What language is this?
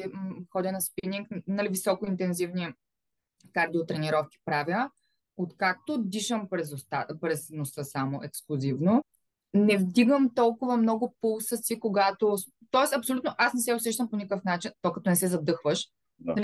Bulgarian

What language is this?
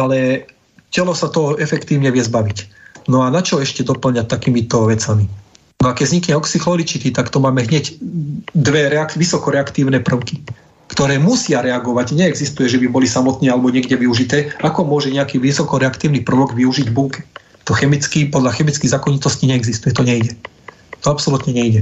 Slovak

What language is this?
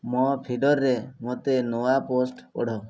Odia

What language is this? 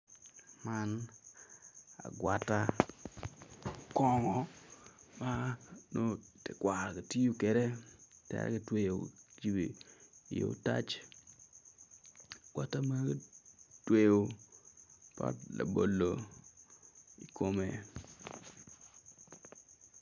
Acoli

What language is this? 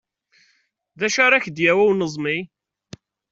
Kabyle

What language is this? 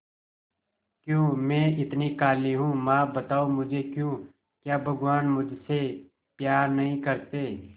Hindi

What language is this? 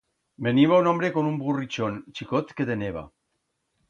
Aragonese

